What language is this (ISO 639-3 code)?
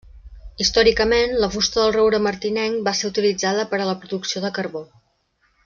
cat